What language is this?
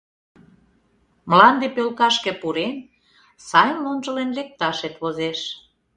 Mari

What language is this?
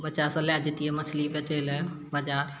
Maithili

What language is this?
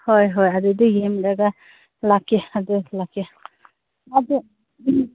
Manipuri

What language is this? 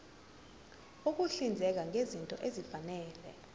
Zulu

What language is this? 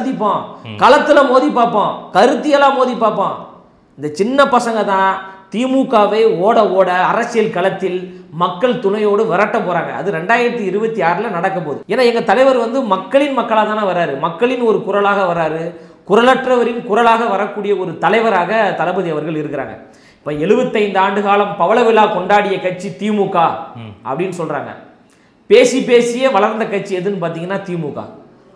Tamil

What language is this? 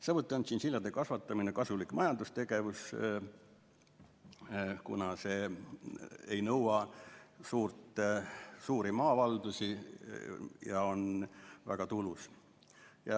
Estonian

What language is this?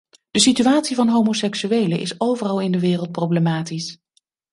Dutch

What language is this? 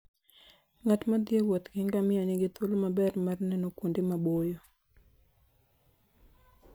Luo (Kenya and Tanzania)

